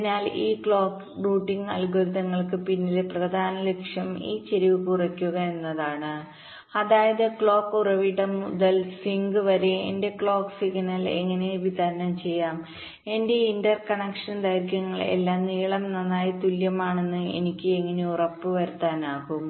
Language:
Malayalam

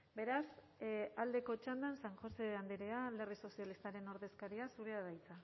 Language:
Basque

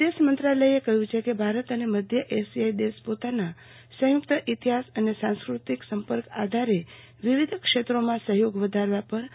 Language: Gujarati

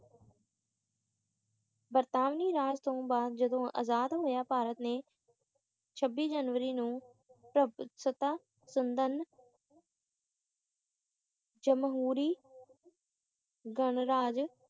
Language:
Punjabi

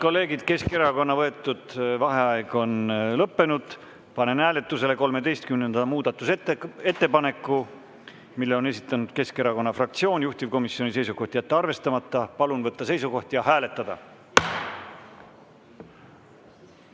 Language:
Estonian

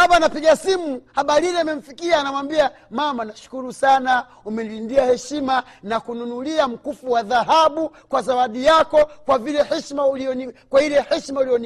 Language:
Swahili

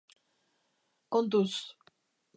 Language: Basque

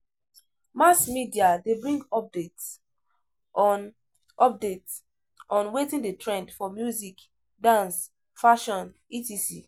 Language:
Nigerian Pidgin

